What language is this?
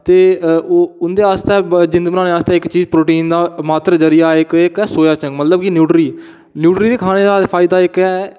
Dogri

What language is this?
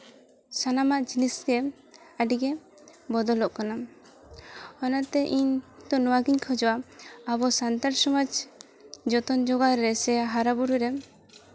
Santali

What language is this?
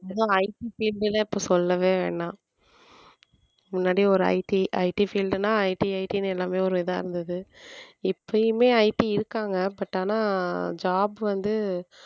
Tamil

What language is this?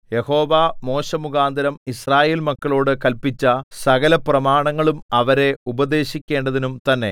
Malayalam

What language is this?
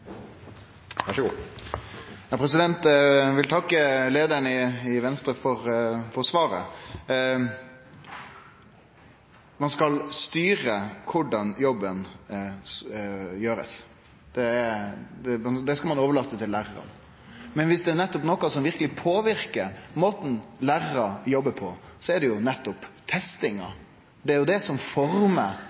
Norwegian Nynorsk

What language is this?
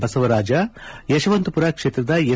Kannada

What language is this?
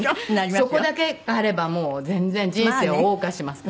Japanese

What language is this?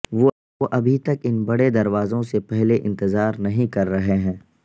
Urdu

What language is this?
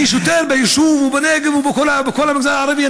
Hebrew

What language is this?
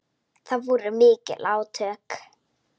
Icelandic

